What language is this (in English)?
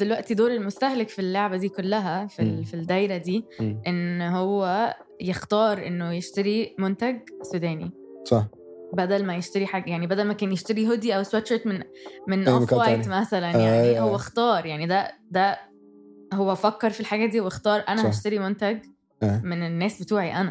Arabic